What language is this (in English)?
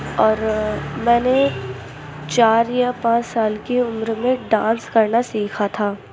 Urdu